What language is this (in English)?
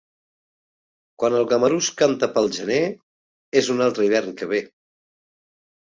Catalan